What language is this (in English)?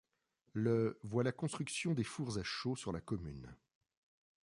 French